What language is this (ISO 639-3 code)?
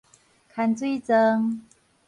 nan